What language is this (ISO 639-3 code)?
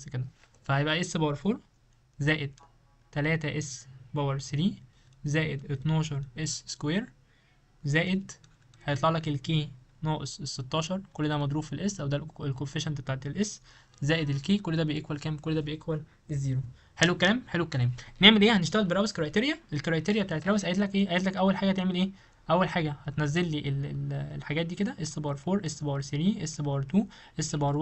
ara